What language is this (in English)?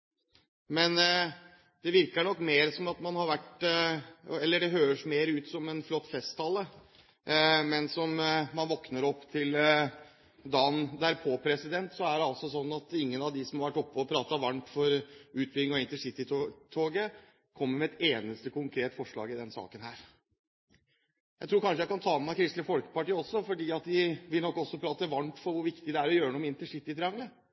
Norwegian Bokmål